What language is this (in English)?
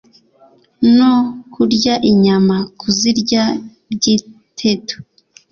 Kinyarwanda